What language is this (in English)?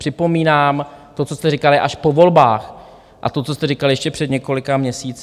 Czech